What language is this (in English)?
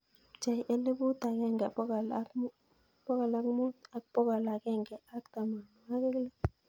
Kalenjin